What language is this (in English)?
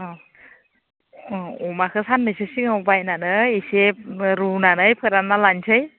Bodo